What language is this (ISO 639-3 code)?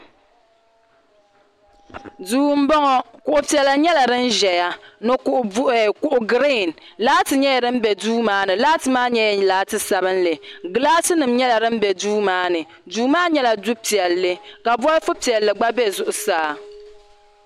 dag